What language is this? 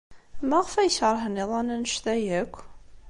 Kabyle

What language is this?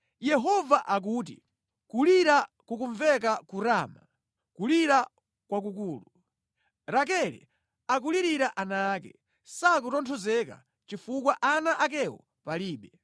Nyanja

